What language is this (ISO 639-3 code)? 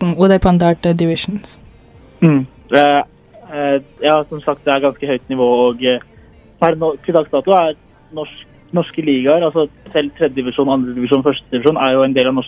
tam